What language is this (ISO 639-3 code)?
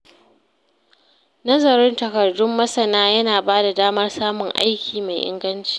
hau